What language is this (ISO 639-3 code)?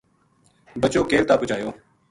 gju